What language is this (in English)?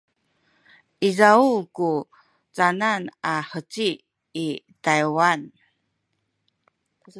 Sakizaya